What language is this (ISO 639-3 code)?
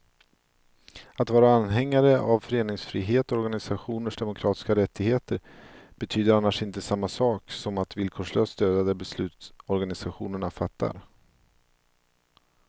swe